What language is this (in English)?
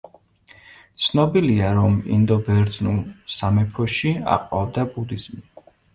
Georgian